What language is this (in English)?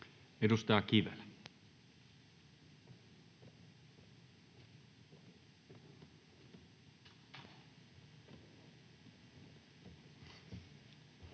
Finnish